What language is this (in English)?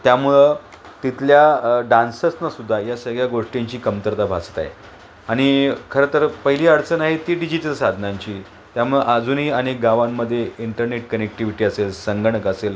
Marathi